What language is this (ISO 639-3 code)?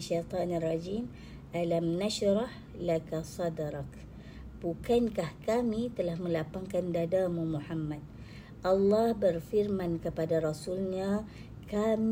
msa